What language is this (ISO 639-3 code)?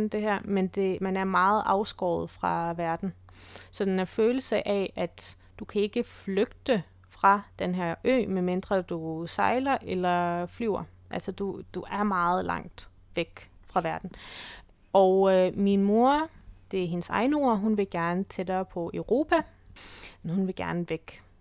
dan